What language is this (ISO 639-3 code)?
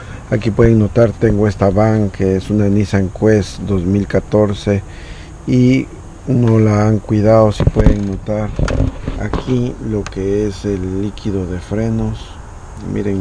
spa